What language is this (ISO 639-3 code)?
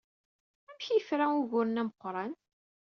kab